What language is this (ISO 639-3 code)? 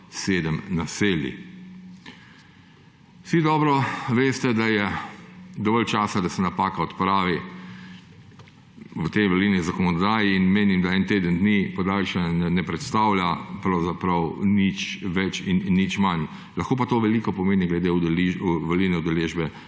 slv